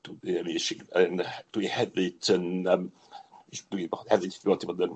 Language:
Welsh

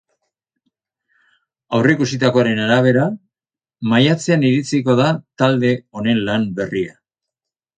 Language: Basque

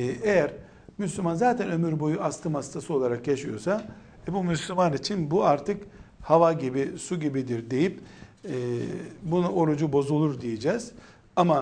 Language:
Turkish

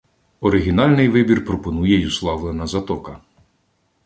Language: Ukrainian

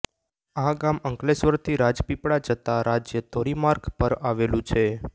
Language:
Gujarati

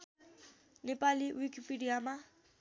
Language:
Nepali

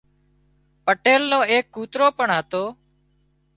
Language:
Wadiyara Koli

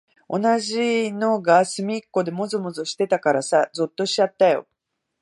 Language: Japanese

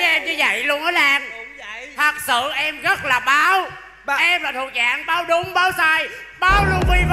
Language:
Vietnamese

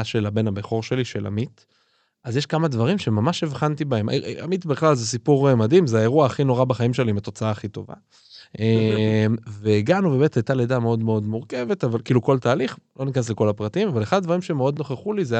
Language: Hebrew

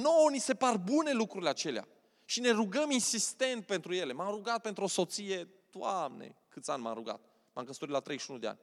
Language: Romanian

